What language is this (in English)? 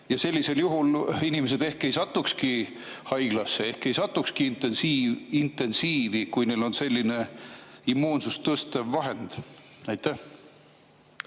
Estonian